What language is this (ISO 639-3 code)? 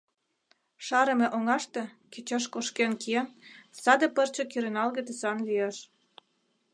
chm